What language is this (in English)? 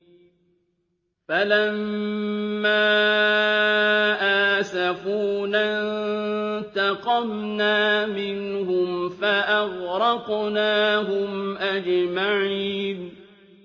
Arabic